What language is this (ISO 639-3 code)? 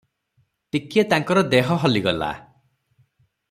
ori